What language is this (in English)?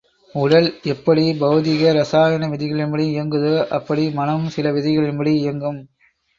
Tamil